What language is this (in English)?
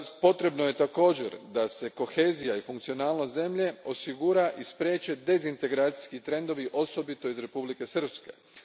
Croatian